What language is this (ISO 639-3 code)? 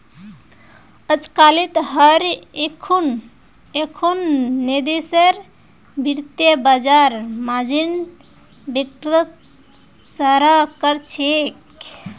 mag